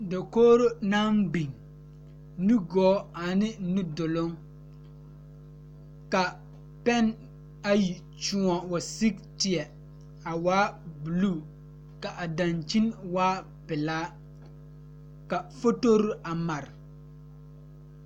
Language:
Southern Dagaare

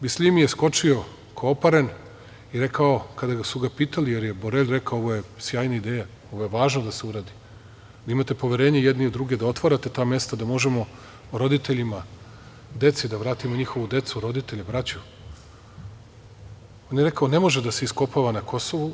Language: Serbian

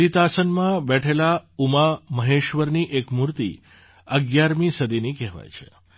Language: Gujarati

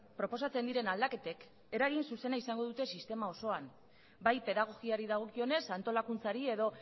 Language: Basque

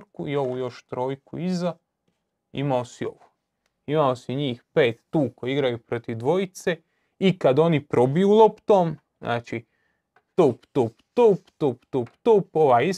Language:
Croatian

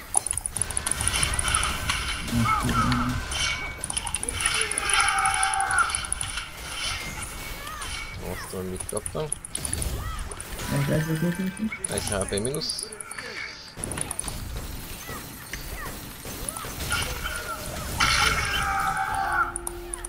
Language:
Hungarian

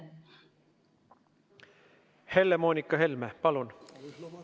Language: Estonian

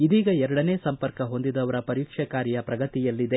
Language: Kannada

